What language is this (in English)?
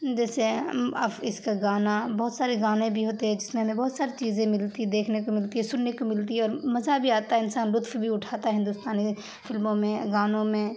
Urdu